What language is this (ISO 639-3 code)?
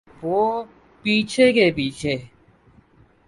urd